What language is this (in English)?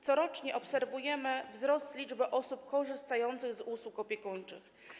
Polish